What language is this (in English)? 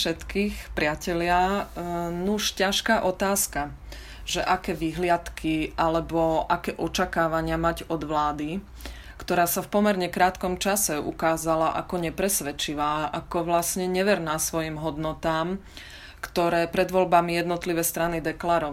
Slovak